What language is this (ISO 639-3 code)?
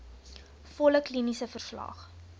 afr